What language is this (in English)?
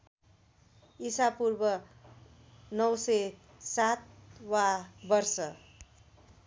Nepali